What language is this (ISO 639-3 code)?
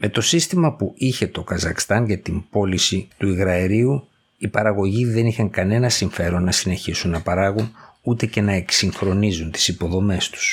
ell